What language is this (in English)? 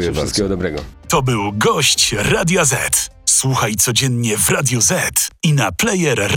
Polish